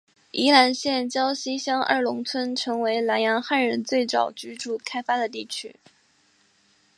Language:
Chinese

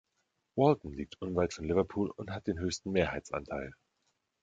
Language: German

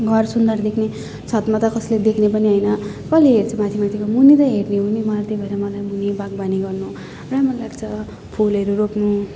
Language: Nepali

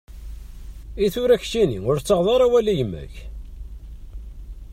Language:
Kabyle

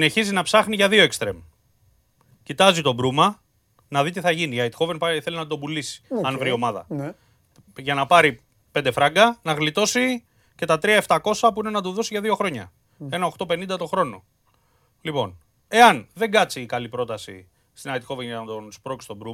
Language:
Greek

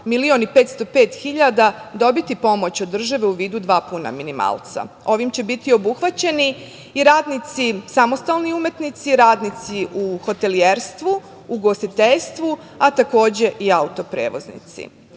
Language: Serbian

